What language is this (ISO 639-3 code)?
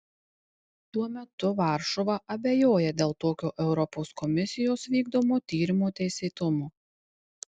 lit